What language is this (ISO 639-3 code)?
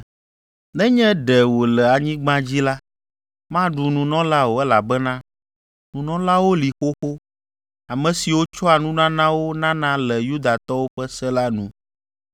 ewe